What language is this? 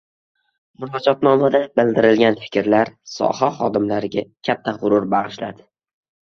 Uzbek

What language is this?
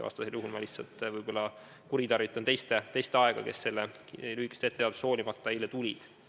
Estonian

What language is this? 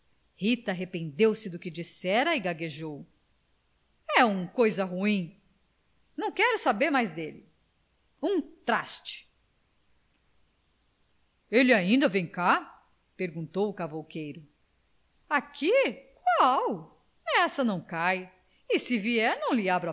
Portuguese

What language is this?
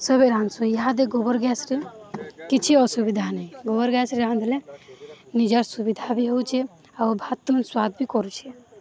Odia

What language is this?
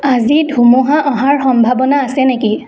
Assamese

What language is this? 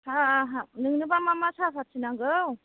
Bodo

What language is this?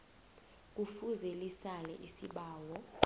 South Ndebele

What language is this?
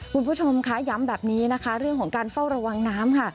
Thai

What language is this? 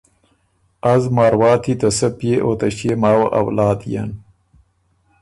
Ormuri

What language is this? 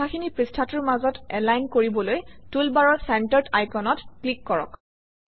Assamese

